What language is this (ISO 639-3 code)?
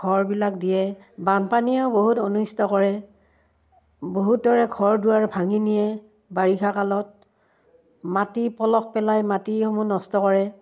asm